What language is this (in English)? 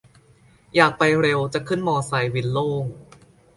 Thai